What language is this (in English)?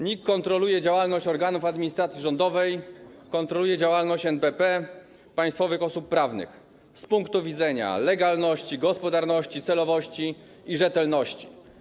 Polish